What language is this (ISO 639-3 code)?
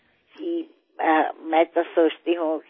asm